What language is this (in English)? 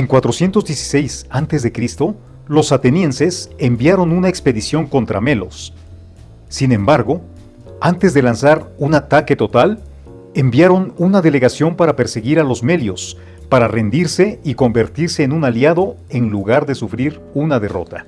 Spanish